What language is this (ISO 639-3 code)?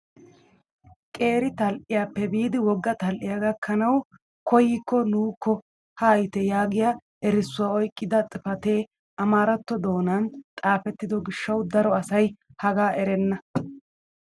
wal